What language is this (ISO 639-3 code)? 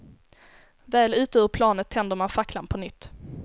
swe